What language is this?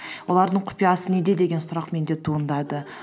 Kazakh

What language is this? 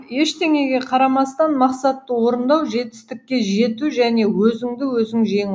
Kazakh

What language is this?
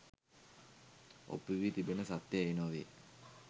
Sinhala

